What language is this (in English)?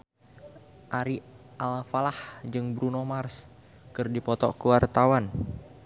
Sundanese